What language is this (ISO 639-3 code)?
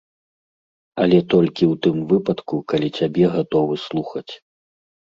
bel